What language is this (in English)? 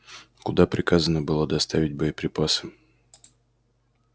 Russian